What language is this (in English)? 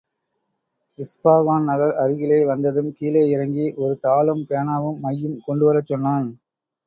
Tamil